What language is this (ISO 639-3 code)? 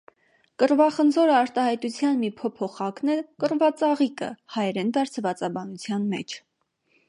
hye